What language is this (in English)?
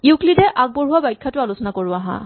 Assamese